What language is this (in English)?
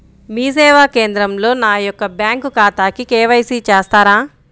Telugu